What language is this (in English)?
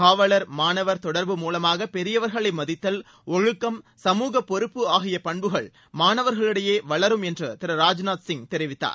Tamil